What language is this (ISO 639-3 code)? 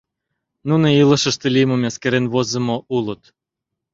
chm